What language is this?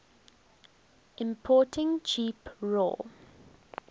English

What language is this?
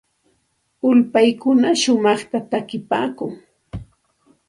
Santa Ana de Tusi Pasco Quechua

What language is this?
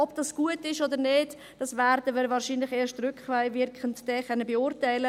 Swiss German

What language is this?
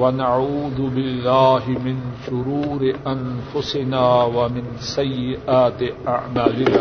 Urdu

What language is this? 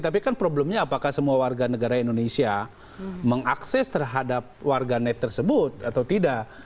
Indonesian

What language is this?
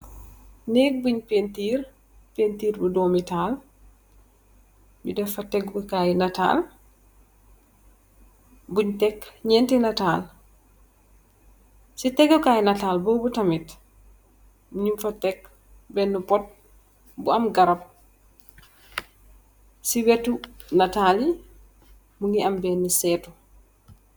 Wolof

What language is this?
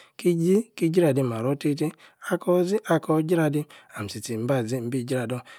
Yace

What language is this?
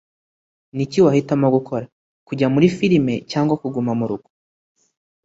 Kinyarwanda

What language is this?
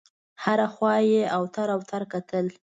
Pashto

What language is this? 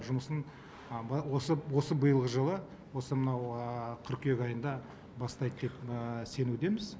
Kazakh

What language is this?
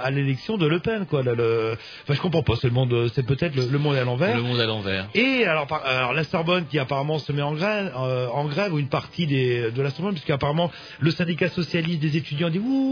French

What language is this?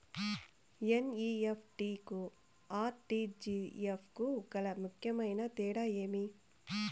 Telugu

